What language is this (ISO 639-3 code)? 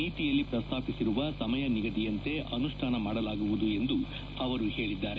kan